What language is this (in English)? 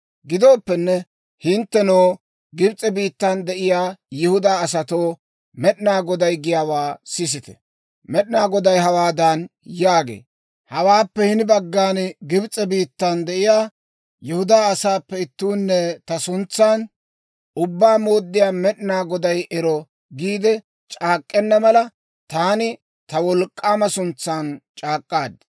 Dawro